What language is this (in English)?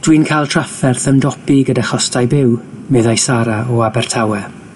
Welsh